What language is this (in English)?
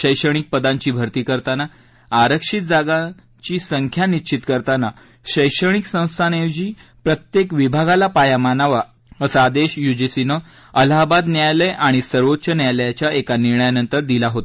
Marathi